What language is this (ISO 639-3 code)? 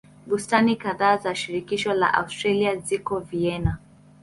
swa